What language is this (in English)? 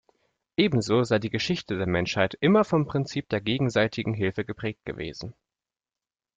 German